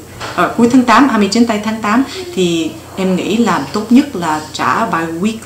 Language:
Vietnamese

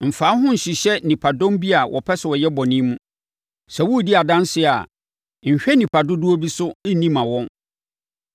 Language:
Akan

